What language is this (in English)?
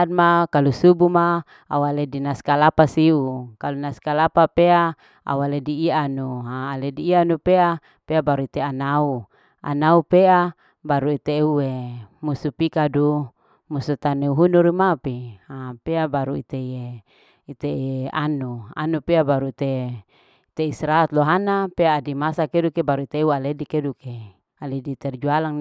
Larike-Wakasihu